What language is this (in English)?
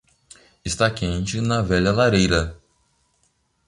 Portuguese